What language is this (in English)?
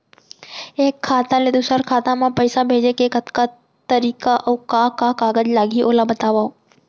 Chhattisgarhi